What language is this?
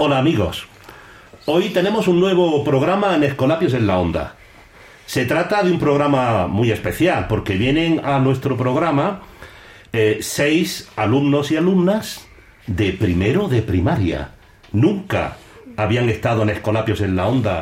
Spanish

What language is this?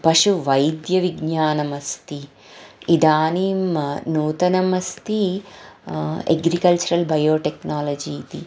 Sanskrit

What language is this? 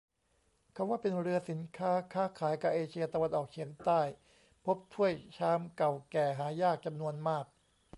Thai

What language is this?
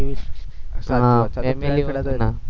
Gujarati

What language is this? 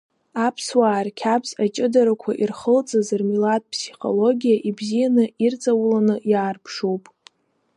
Abkhazian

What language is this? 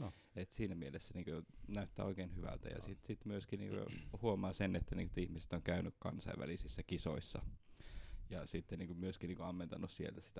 Finnish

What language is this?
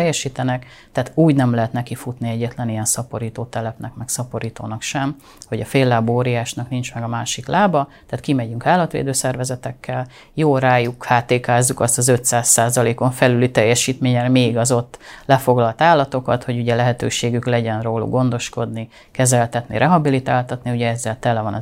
Hungarian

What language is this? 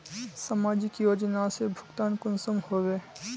Magahi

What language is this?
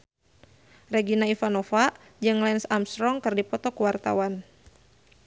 Sundanese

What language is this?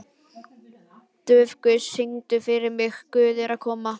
Icelandic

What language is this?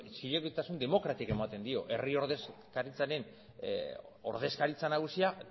Basque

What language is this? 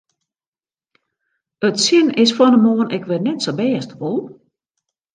Western Frisian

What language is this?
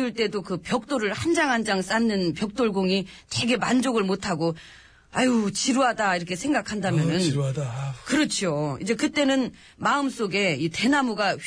Korean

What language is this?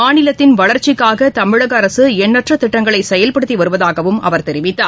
Tamil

